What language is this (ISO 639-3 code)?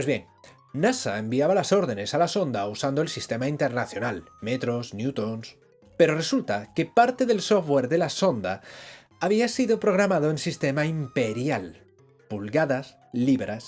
spa